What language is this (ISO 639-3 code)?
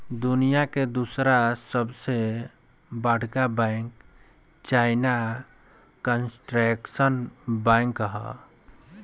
bho